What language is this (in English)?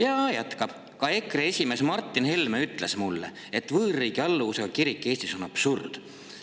Estonian